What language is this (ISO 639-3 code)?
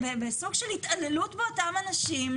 heb